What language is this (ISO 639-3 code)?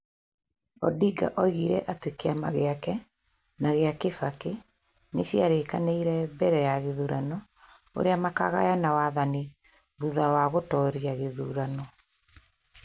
kik